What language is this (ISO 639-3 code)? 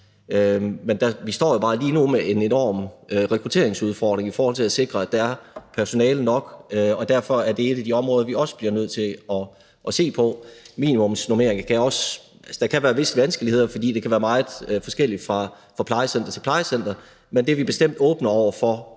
dan